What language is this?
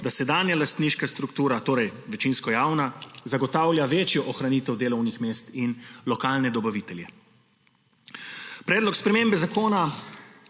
Slovenian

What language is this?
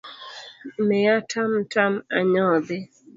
Luo (Kenya and Tanzania)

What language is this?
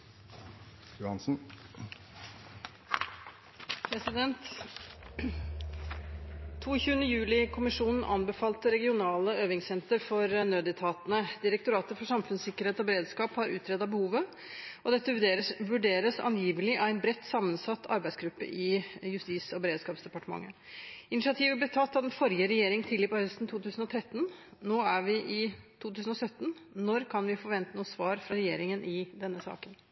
Norwegian Bokmål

